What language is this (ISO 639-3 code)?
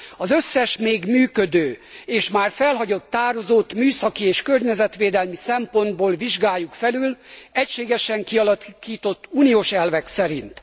hun